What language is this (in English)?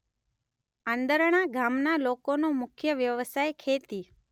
Gujarati